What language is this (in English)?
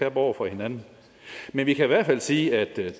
Danish